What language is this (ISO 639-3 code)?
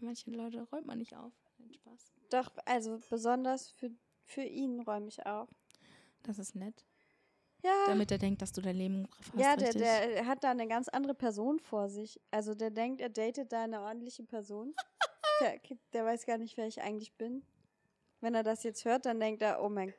deu